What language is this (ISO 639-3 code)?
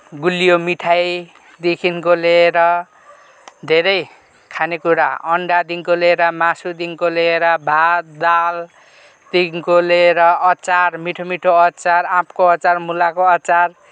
nep